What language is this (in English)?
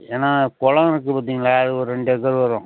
Tamil